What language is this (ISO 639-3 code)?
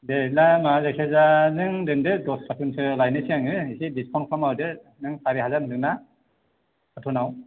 brx